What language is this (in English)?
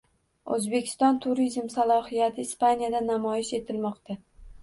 Uzbek